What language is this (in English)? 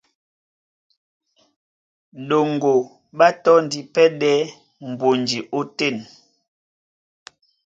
Duala